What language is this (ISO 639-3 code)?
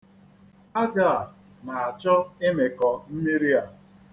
ibo